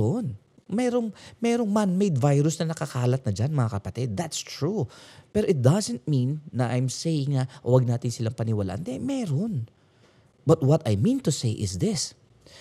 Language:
Filipino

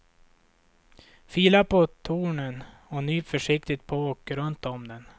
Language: Swedish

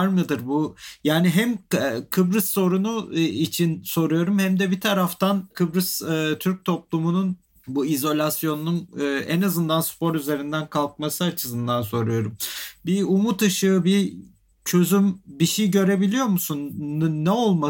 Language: Turkish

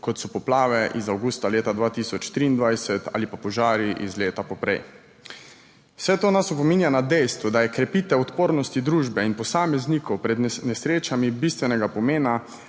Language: Slovenian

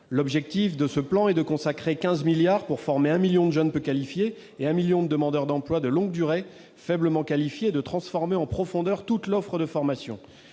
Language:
French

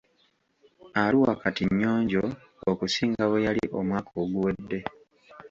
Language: Ganda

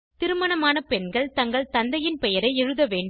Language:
Tamil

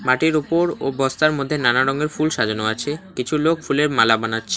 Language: Bangla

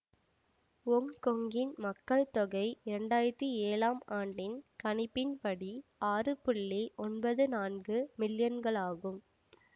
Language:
Tamil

